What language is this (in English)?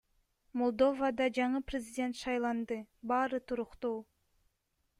Kyrgyz